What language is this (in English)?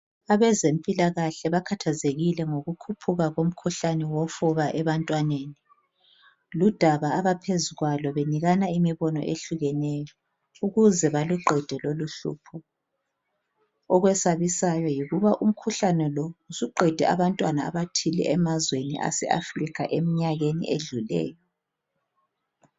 North Ndebele